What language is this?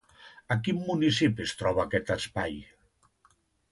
Catalan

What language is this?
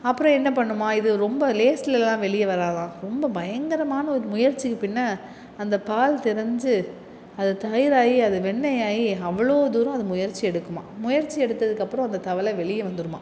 Tamil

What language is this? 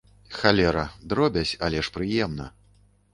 Belarusian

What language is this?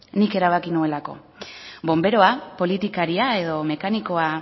Basque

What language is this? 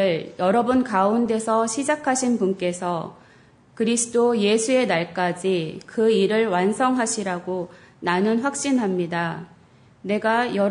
Korean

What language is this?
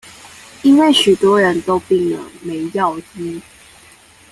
Chinese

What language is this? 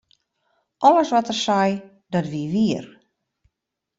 Western Frisian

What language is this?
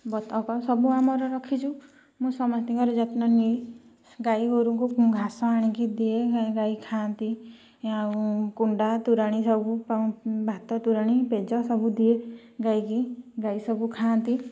Odia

